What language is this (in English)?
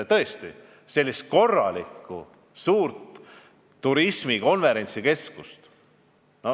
Estonian